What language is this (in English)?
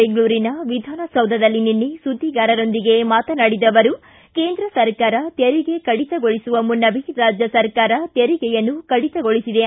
Kannada